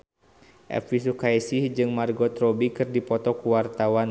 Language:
Sundanese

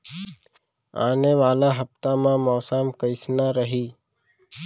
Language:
Chhattisgarhi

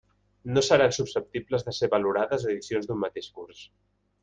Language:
Catalan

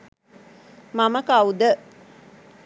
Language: Sinhala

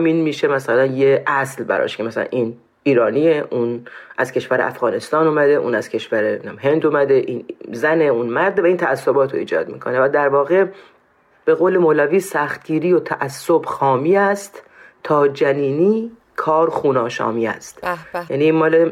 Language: Persian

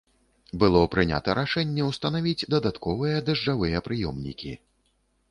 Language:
Belarusian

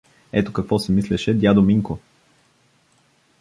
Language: Bulgarian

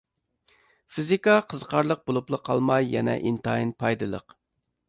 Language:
Uyghur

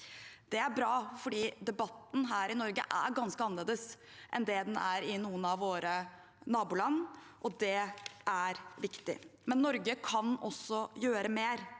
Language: Norwegian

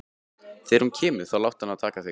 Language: Icelandic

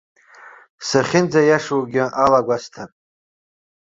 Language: Abkhazian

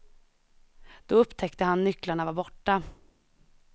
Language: Swedish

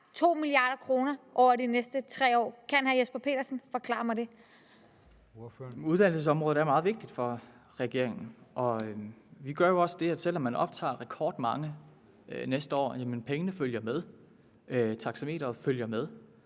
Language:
Danish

